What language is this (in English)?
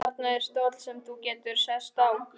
Icelandic